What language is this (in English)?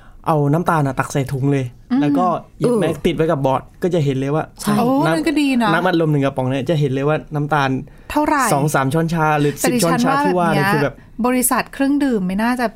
Thai